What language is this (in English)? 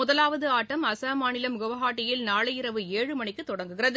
Tamil